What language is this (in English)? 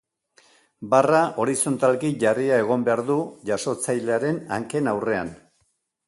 Basque